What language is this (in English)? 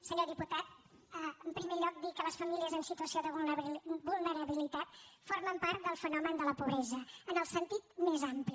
Catalan